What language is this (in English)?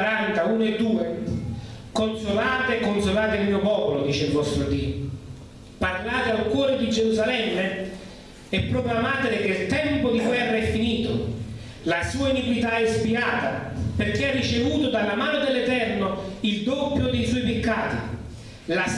Italian